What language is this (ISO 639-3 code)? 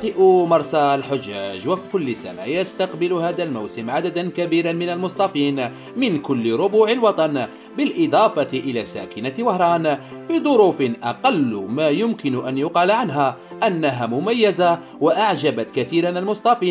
ara